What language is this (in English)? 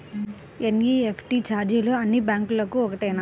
Telugu